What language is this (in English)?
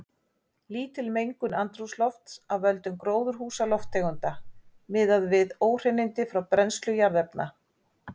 Icelandic